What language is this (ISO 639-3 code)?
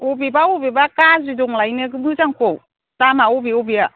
brx